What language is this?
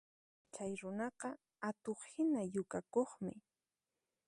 Puno Quechua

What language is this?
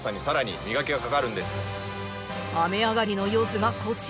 Japanese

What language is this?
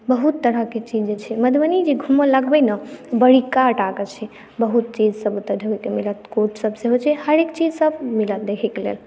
Maithili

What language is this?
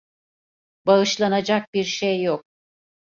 Turkish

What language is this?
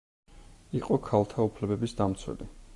Georgian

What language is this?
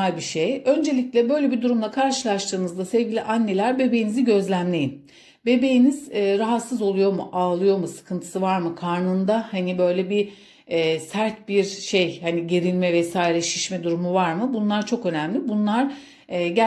Turkish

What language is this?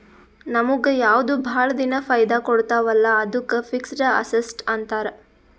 Kannada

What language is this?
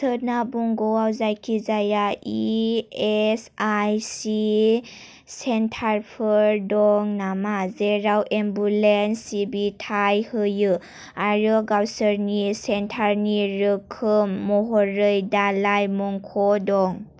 Bodo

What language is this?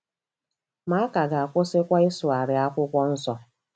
Igbo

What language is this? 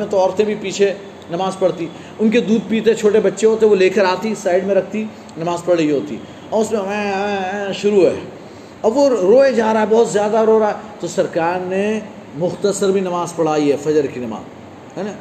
Urdu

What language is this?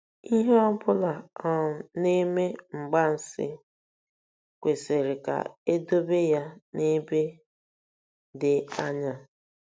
Igbo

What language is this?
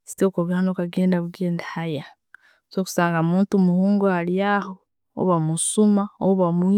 Tooro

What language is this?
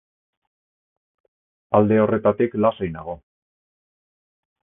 Basque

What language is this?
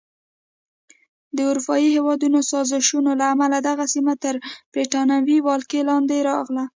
Pashto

